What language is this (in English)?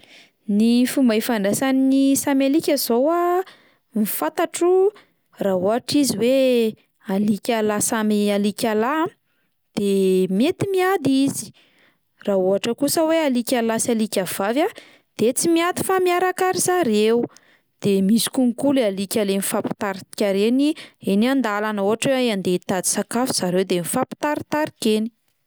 Malagasy